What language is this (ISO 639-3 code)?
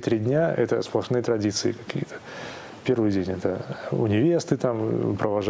rus